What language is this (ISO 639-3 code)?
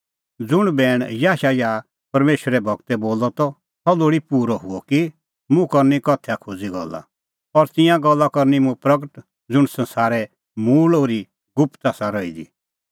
kfx